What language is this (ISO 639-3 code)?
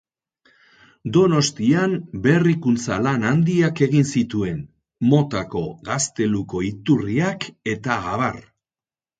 eus